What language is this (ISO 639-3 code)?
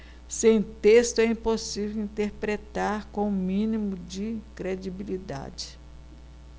por